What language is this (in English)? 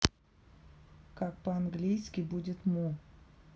Russian